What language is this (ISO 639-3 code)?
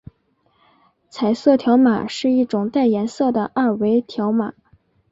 zho